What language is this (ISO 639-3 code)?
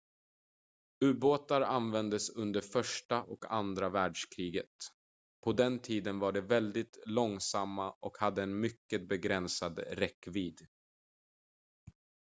swe